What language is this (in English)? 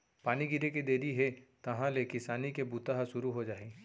Chhattisgarhi